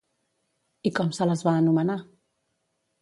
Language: Catalan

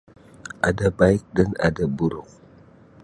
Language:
Sabah Malay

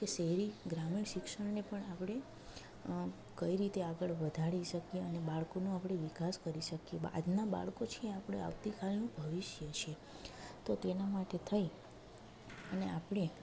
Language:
Gujarati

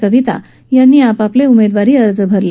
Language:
Marathi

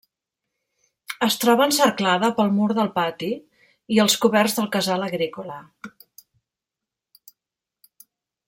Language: Catalan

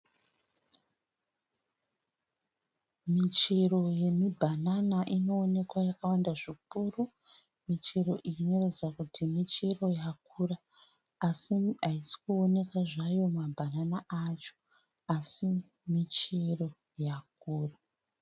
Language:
Shona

